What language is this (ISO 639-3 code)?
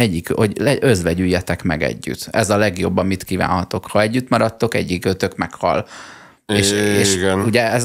hun